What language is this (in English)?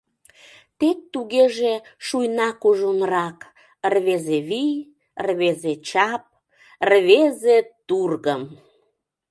Mari